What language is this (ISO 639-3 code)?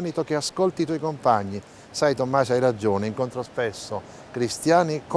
ita